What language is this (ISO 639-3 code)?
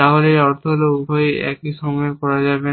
ben